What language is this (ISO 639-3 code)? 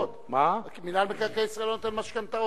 heb